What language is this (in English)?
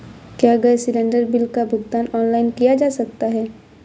Hindi